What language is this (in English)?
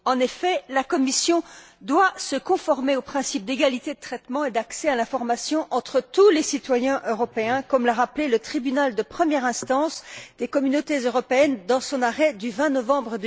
French